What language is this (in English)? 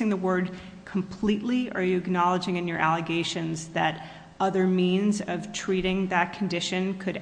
English